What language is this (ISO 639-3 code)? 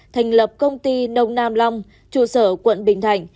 vie